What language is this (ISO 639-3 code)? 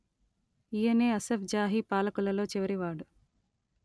tel